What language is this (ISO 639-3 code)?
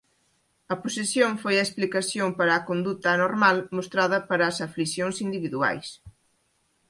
glg